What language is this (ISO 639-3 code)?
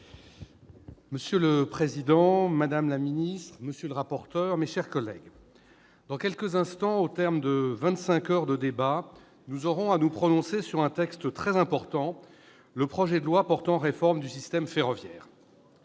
fra